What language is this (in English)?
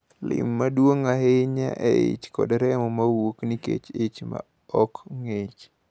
Luo (Kenya and Tanzania)